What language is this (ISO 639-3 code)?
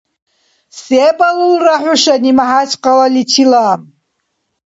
dar